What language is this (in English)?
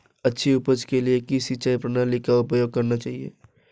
Hindi